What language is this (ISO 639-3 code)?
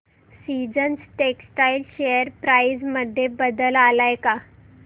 mar